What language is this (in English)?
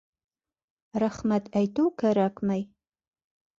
Bashkir